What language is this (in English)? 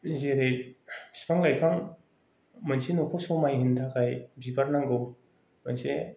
Bodo